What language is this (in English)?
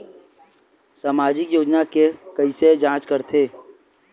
Chhattisgarhi